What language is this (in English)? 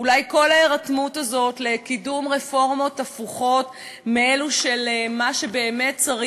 Hebrew